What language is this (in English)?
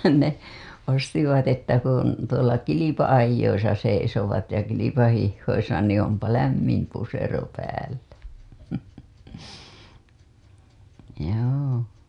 Finnish